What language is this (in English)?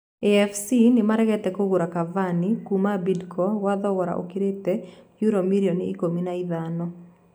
Kikuyu